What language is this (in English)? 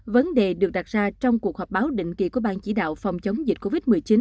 Vietnamese